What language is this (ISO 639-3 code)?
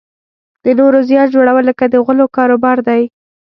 pus